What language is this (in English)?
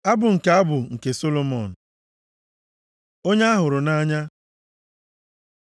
Igbo